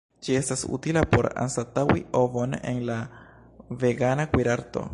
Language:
Esperanto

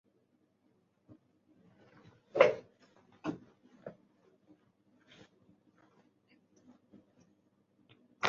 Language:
Chinese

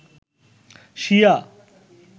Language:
Bangla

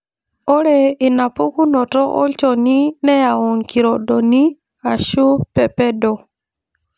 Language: Masai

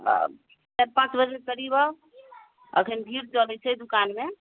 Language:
Maithili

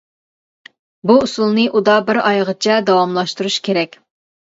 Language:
Uyghur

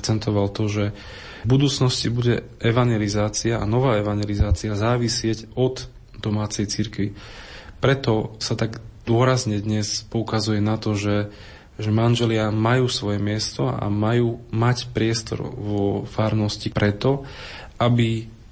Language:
Slovak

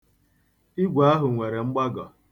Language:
Igbo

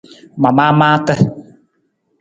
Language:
Nawdm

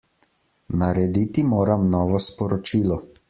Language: Slovenian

